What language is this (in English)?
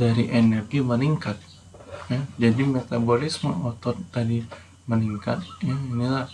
Indonesian